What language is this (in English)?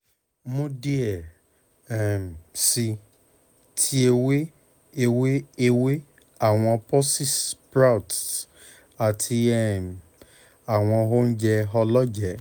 Yoruba